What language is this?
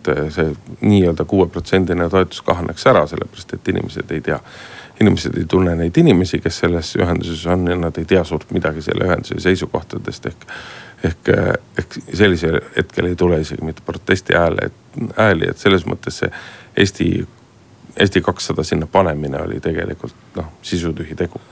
Finnish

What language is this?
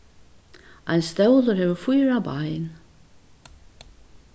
Faroese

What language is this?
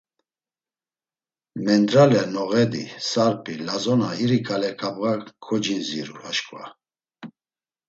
Laz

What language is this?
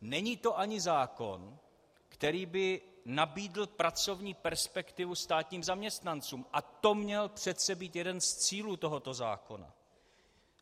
Czech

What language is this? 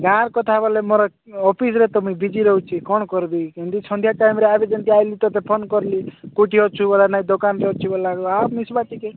Odia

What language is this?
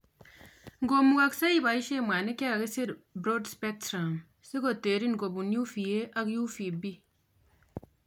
Kalenjin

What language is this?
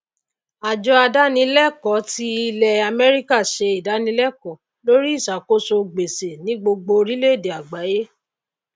Yoruba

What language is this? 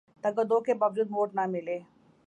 Urdu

